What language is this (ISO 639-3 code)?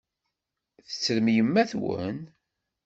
kab